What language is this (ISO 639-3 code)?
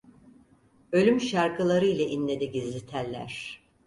tur